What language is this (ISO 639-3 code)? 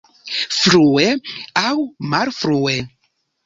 epo